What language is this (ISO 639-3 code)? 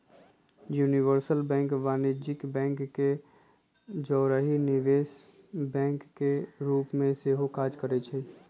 mag